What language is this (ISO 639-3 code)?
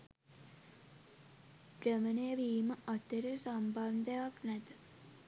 sin